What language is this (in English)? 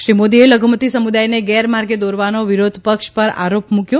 Gujarati